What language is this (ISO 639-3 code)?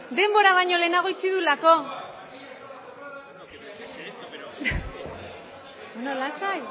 eus